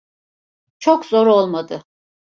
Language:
Turkish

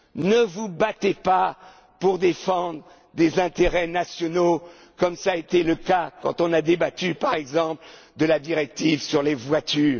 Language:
French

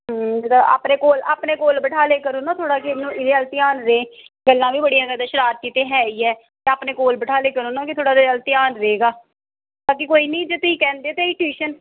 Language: Punjabi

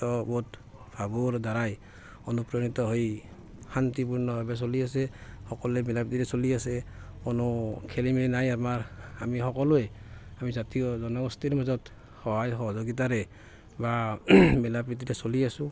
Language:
Assamese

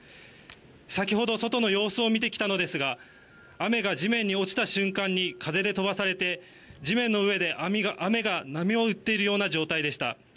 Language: Japanese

